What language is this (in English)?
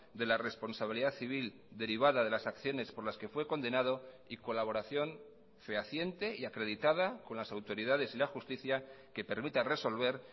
Spanish